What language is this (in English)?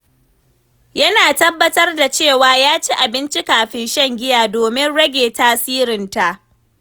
Hausa